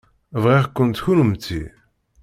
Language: Kabyle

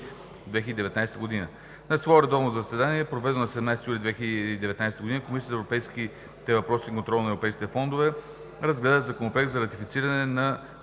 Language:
Bulgarian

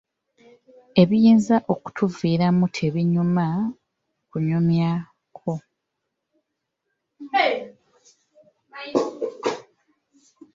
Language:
Ganda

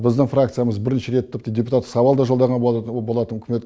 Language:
Kazakh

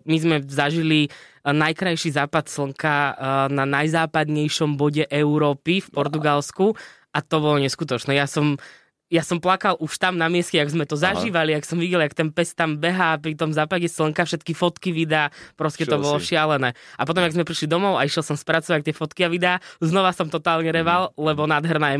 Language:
Slovak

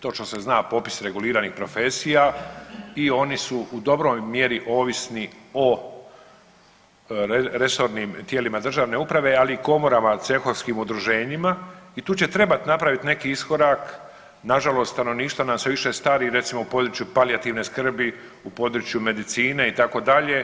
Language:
Croatian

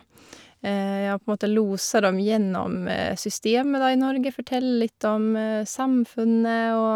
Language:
Norwegian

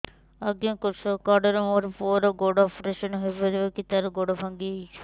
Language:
Odia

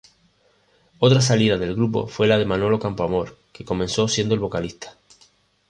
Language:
Spanish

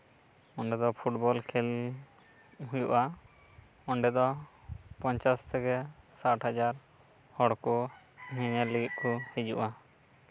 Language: Santali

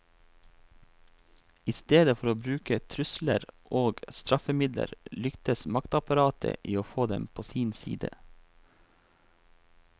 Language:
Norwegian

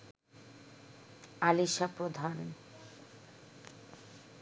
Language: Bangla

